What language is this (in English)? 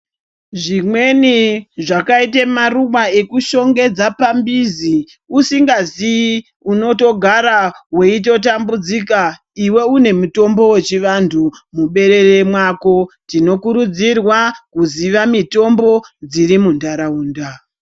Ndau